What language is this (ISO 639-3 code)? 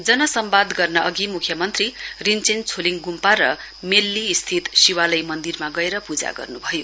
nep